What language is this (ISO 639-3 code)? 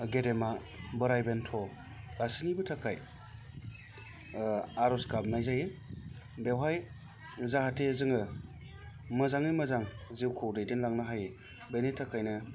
brx